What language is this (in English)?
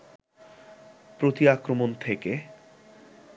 Bangla